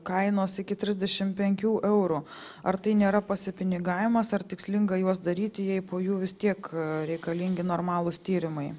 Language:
Lithuanian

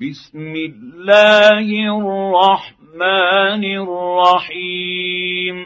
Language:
Arabic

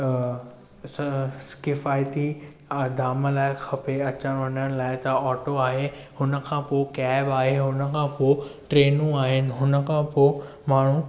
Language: Sindhi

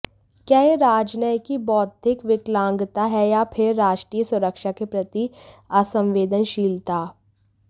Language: Hindi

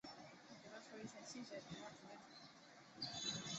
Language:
Chinese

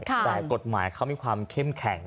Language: Thai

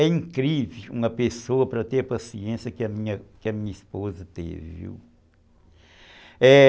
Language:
Portuguese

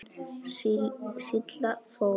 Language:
Icelandic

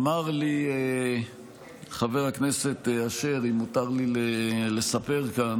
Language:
Hebrew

